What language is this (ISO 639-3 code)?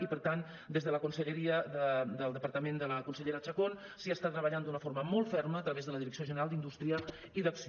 cat